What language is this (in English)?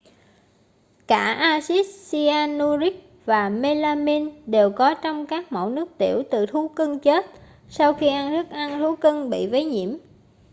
Vietnamese